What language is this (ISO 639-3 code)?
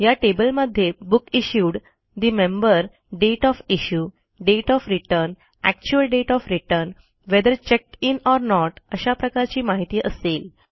mar